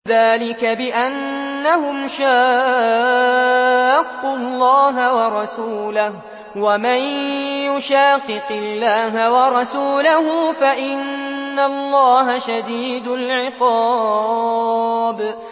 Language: Arabic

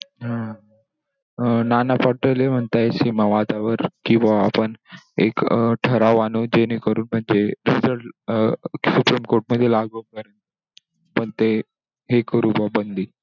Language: Marathi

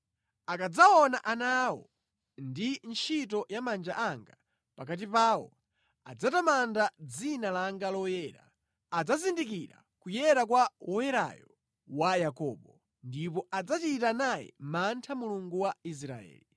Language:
Nyanja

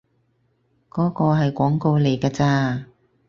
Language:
Cantonese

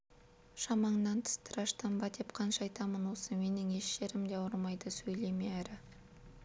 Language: Kazakh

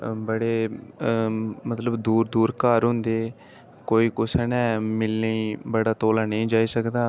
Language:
Dogri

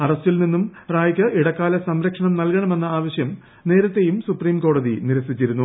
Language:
Malayalam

